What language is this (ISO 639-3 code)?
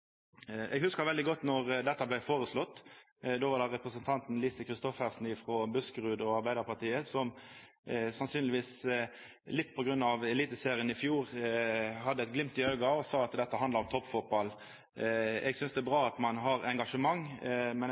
nno